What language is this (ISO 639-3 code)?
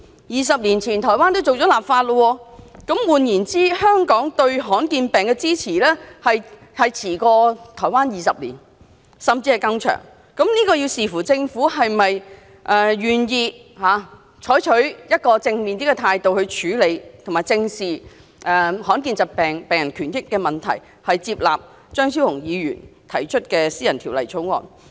yue